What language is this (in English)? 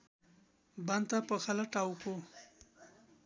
Nepali